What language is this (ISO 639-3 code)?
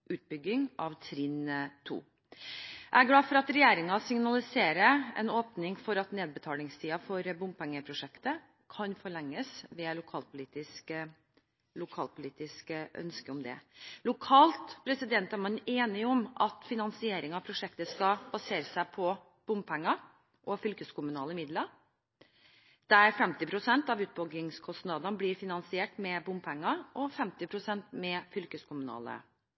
nob